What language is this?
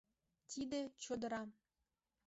Mari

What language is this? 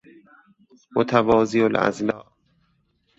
Persian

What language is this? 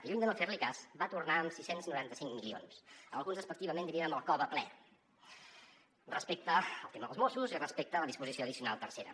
Catalan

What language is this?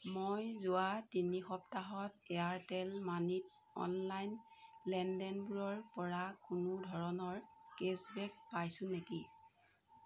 Assamese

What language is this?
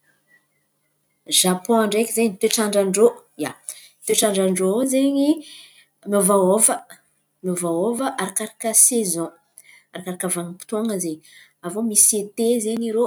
Antankarana Malagasy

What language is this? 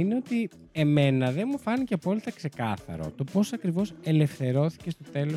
Greek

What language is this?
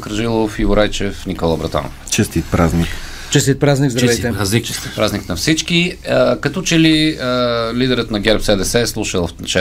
Bulgarian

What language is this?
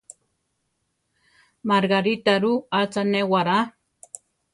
Central Tarahumara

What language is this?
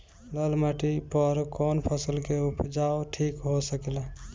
Bhojpuri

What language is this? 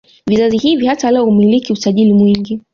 Swahili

